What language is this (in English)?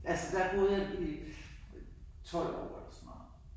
Danish